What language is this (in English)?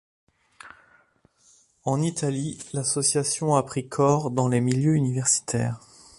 French